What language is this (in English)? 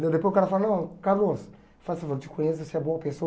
Portuguese